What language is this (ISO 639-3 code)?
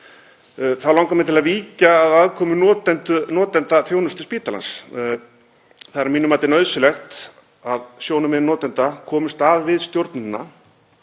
isl